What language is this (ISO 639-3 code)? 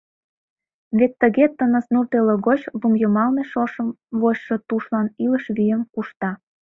chm